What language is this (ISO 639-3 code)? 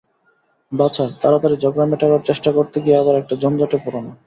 ben